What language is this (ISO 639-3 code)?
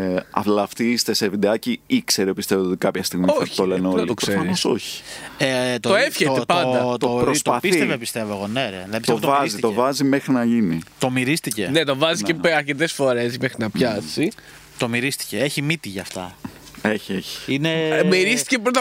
ell